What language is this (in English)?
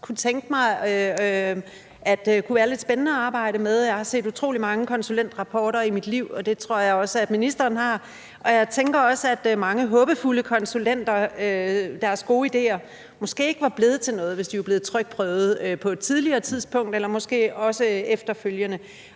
Danish